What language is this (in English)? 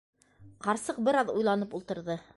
Bashkir